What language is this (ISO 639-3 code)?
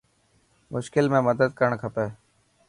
mki